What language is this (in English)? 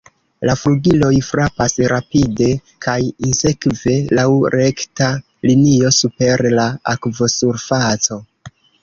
Esperanto